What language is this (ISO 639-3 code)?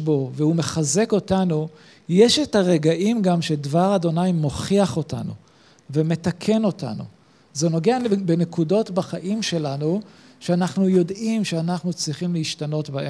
heb